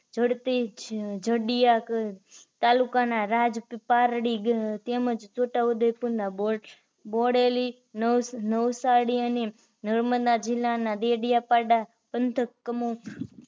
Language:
Gujarati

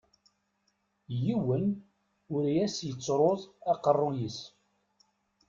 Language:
Kabyle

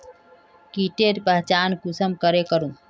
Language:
Magahi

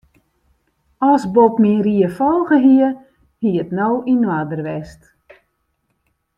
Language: Western Frisian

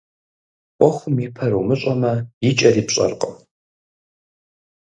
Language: Kabardian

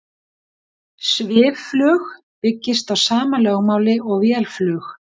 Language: Icelandic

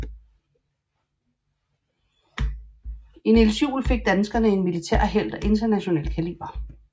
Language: Danish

